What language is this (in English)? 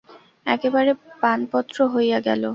Bangla